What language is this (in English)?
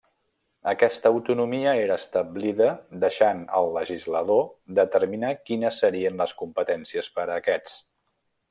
Catalan